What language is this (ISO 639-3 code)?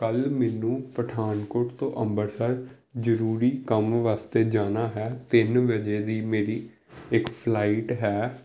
pan